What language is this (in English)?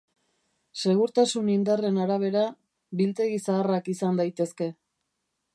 Basque